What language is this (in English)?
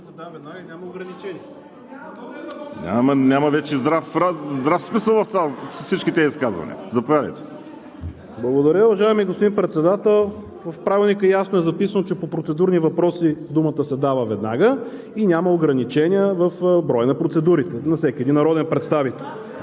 Bulgarian